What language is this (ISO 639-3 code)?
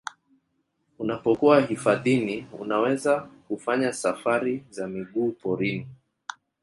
swa